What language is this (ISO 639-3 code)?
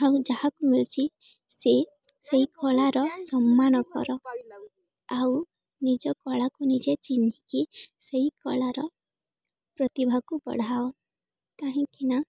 ori